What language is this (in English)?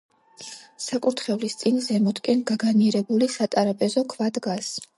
Georgian